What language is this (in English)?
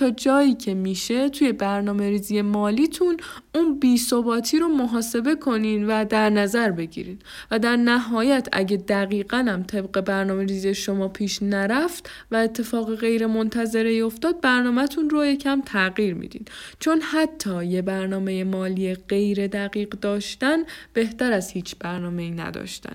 Persian